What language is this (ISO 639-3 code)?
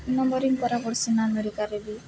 ori